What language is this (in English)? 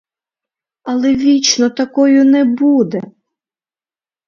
Ukrainian